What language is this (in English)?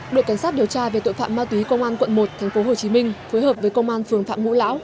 Vietnamese